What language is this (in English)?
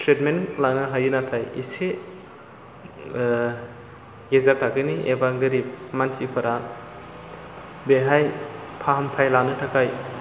Bodo